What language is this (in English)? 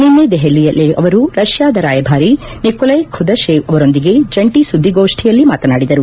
Kannada